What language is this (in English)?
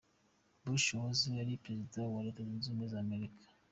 Kinyarwanda